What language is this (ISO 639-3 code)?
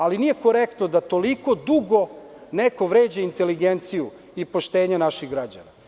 srp